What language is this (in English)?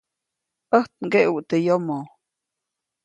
Copainalá Zoque